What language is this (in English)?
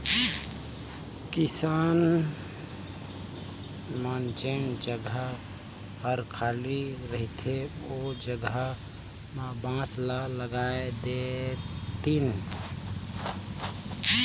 Chhattisgarhi